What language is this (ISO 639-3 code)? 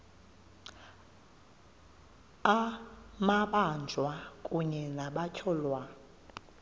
xho